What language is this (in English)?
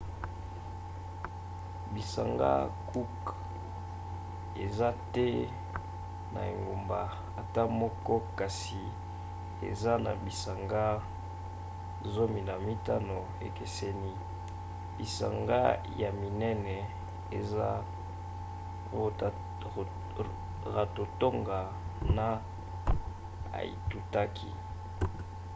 Lingala